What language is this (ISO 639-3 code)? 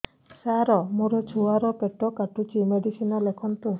ori